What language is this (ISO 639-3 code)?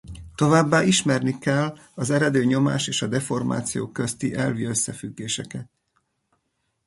hun